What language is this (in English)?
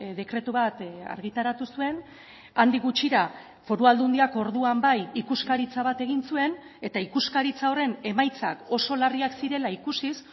Basque